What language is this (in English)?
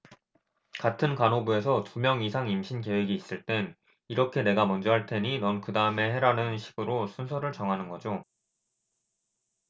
Korean